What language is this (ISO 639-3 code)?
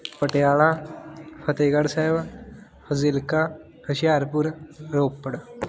pan